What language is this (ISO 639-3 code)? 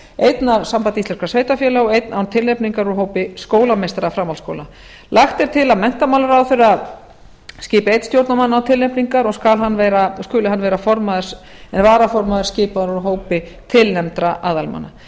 isl